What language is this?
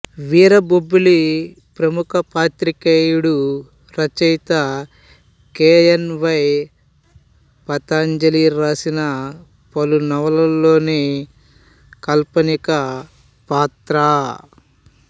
Telugu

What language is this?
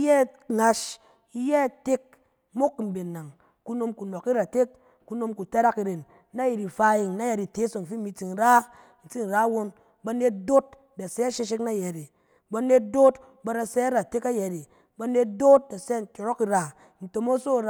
Cen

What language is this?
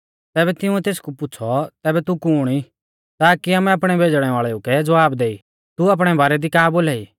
Mahasu Pahari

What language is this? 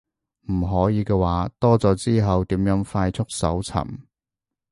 Cantonese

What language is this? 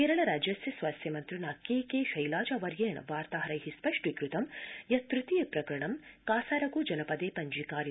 Sanskrit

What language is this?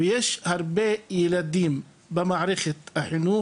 Hebrew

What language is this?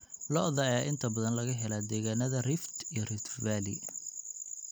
Somali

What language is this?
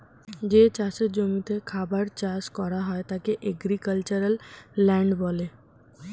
Bangla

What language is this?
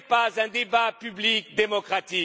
French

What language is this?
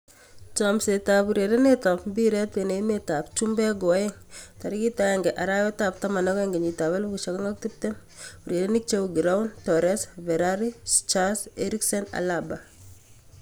Kalenjin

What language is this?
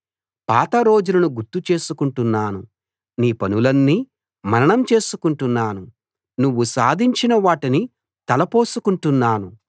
Telugu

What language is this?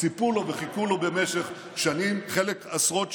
Hebrew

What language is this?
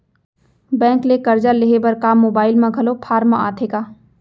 Chhattisgarhi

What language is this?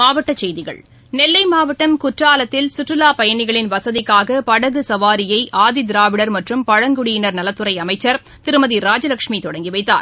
Tamil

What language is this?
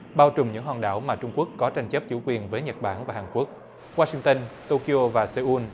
Vietnamese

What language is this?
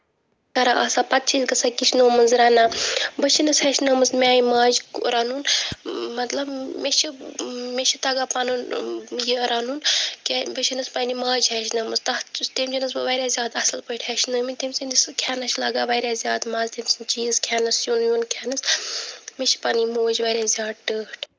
Kashmiri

